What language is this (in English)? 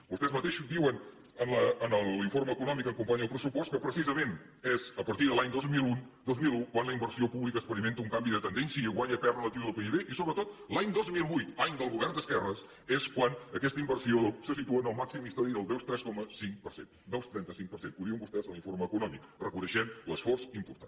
Catalan